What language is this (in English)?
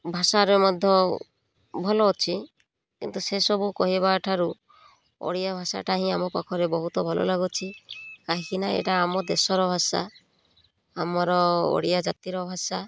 Odia